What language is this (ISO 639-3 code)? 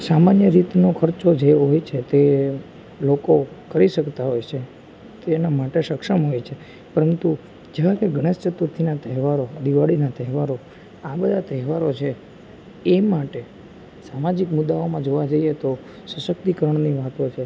guj